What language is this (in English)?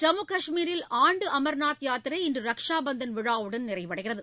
Tamil